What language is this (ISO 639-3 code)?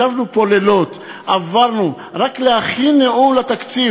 heb